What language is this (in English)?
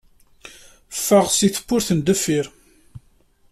Kabyle